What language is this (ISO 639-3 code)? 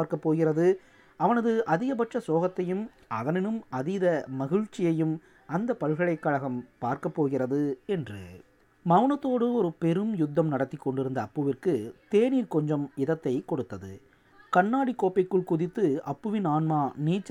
tam